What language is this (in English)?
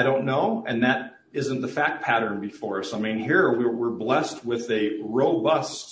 English